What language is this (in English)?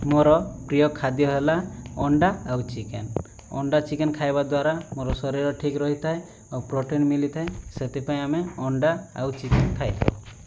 Odia